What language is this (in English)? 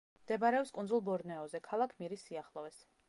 Georgian